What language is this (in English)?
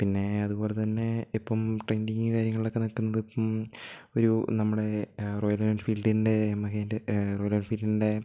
Malayalam